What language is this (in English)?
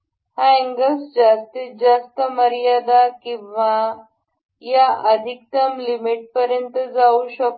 Marathi